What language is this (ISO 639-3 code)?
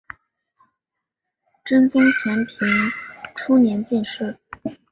zho